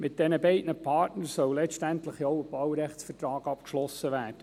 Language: Swiss German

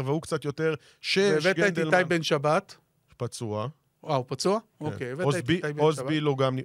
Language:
Hebrew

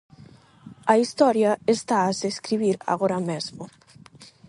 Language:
Galician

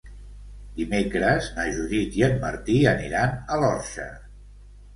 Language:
Catalan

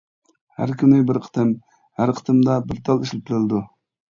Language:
Uyghur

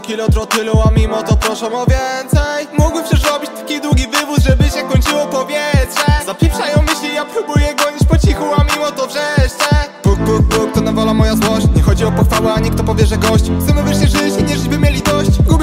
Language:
Polish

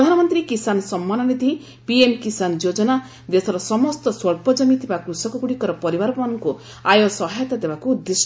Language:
Odia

